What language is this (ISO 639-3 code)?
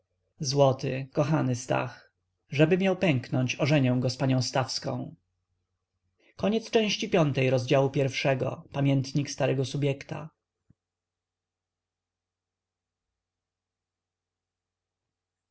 pol